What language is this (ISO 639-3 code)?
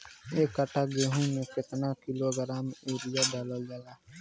bho